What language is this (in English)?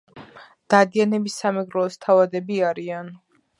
Georgian